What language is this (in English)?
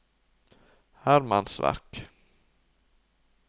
Norwegian